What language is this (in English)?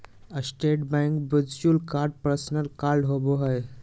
Magahi